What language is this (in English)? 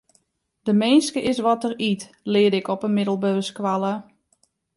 Western Frisian